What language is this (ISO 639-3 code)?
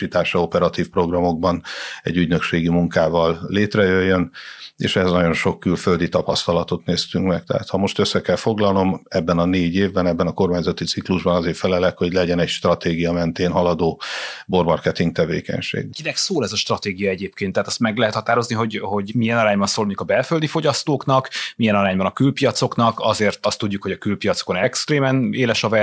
hun